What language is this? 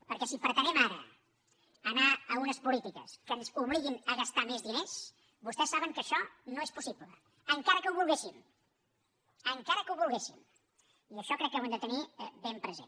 Catalan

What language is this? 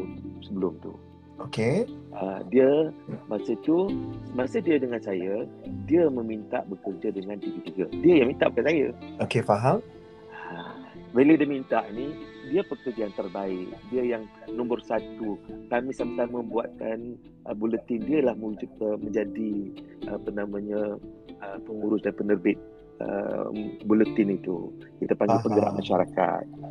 Malay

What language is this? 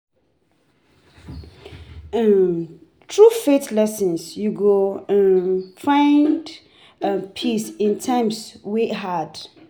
Nigerian Pidgin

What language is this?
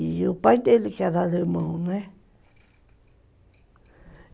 Portuguese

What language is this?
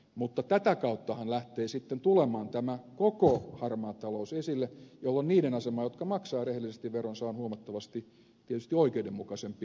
Finnish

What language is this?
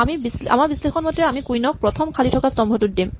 Assamese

